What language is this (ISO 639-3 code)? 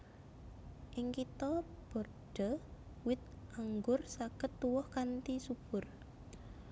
jav